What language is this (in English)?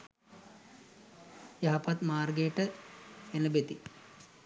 Sinhala